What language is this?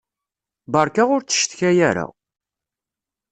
Kabyle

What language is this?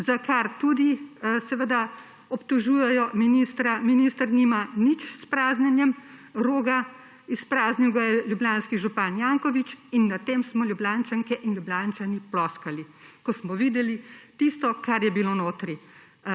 Slovenian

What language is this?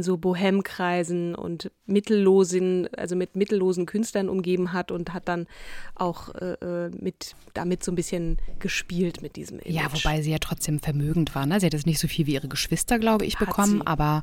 German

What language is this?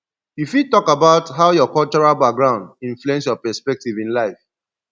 Nigerian Pidgin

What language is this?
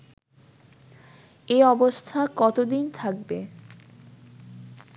Bangla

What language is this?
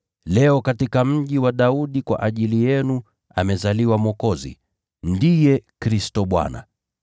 Swahili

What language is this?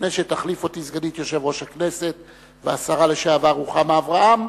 Hebrew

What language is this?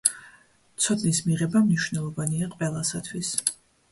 Georgian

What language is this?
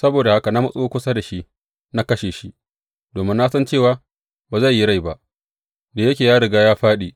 Hausa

